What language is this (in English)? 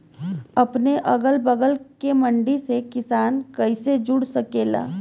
Bhojpuri